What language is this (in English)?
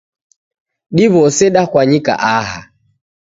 Taita